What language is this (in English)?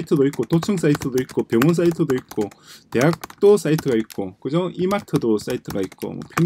Korean